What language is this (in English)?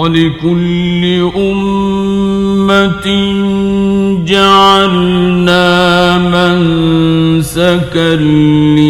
Arabic